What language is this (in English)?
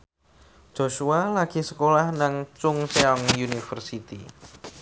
Javanese